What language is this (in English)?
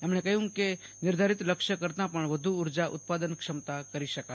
Gujarati